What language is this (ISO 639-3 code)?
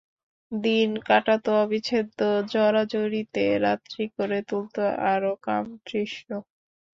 ben